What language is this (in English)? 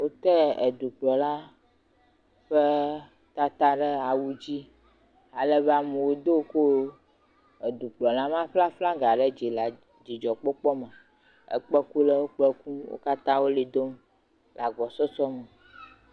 Ewe